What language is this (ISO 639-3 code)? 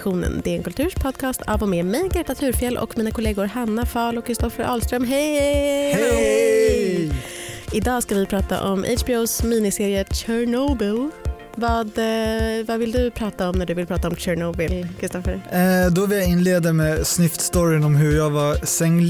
swe